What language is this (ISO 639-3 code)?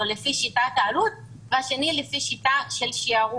heb